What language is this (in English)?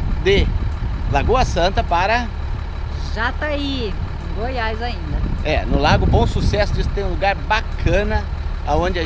Portuguese